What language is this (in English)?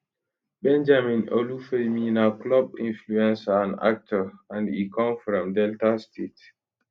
Nigerian Pidgin